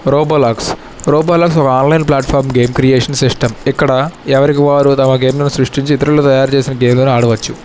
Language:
Telugu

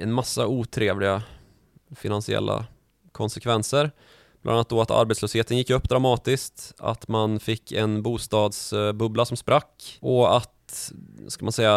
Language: Swedish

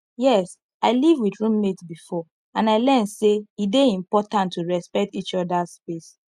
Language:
Nigerian Pidgin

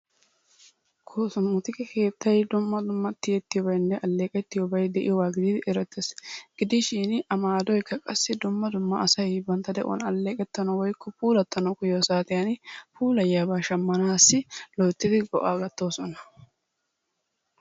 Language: Wolaytta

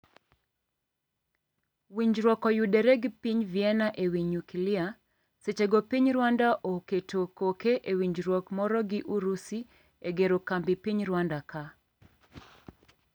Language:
Luo (Kenya and Tanzania)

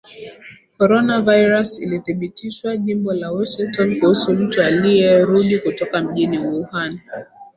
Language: Swahili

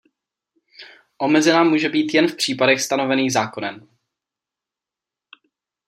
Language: Czech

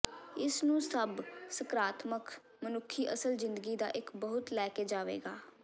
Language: Punjabi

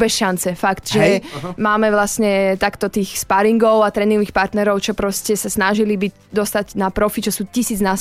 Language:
Slovak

